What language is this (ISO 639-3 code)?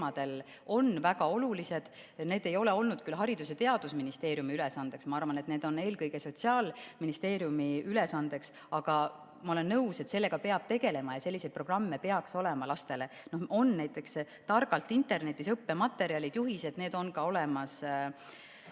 est